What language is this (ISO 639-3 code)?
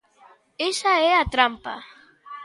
glg